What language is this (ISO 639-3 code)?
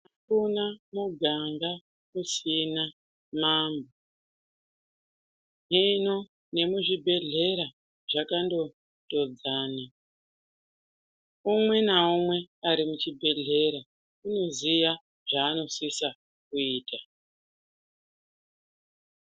ndc